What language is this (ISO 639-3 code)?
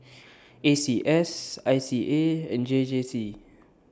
eng